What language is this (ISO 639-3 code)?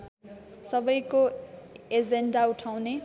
nep